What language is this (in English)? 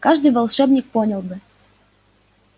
Russian